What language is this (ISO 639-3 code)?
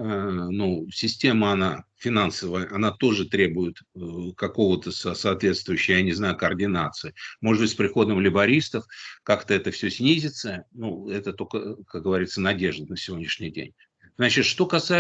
rus